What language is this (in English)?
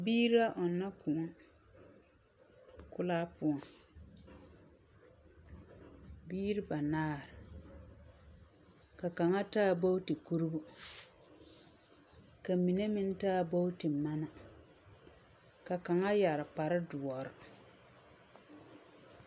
Southern Dagaare